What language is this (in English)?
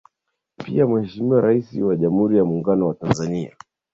Swahili